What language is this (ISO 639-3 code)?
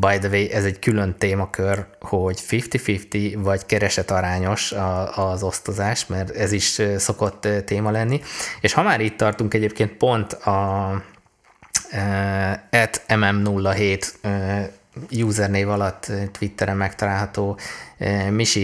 hun